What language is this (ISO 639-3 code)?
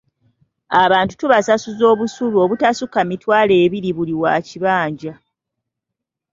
lug